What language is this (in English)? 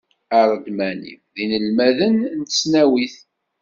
Kabyle